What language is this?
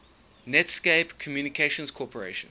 English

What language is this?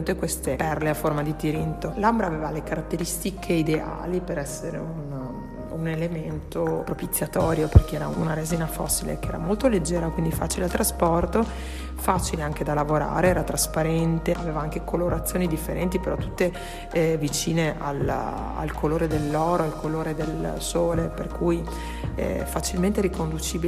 Italian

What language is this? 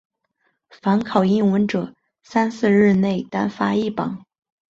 Chinese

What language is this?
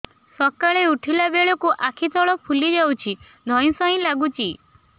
Odia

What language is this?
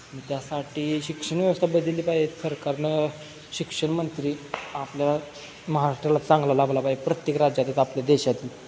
Marathi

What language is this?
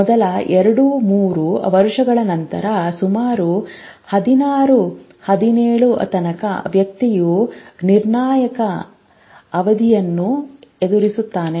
Kannada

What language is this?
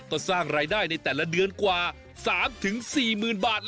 Thai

